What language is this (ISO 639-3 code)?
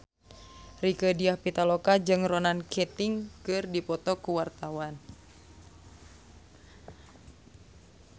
sun